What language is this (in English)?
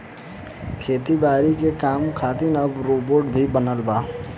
Bhojpuri